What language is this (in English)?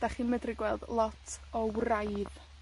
Welsh